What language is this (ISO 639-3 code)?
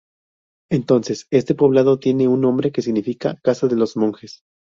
spa